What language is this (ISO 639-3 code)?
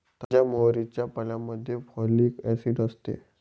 mar